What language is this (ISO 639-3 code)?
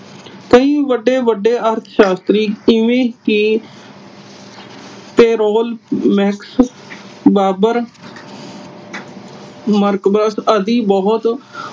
pan